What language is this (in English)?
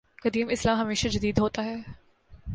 Urdu